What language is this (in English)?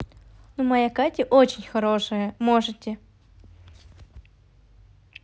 Russian